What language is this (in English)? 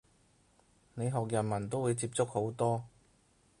Cantonese